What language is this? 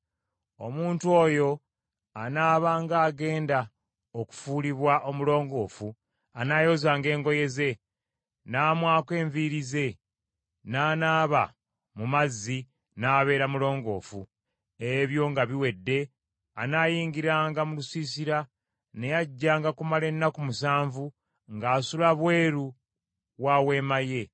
Ganda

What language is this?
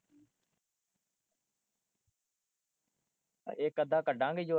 Punjabi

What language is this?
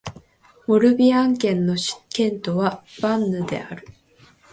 Japanese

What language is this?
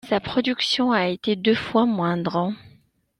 French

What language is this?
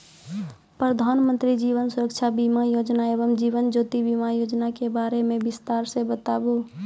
Maithili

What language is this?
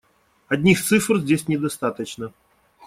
Russian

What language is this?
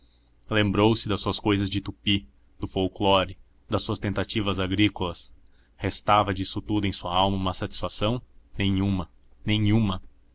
Portuguese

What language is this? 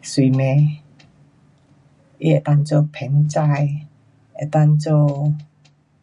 Pu-Xian Chinese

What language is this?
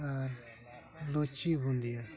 Santali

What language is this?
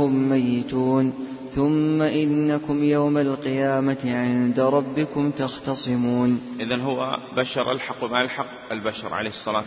Arabic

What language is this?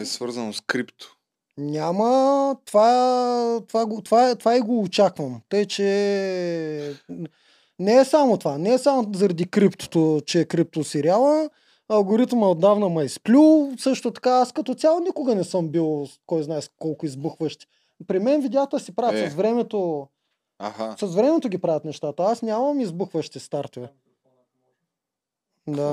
Bulgarian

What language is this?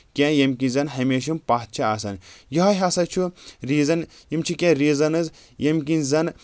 Kashmiri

